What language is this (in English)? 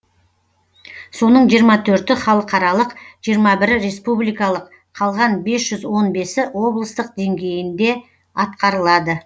Kazakh